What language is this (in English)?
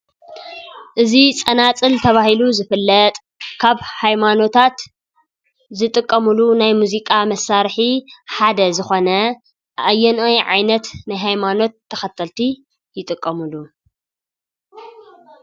Tigrinya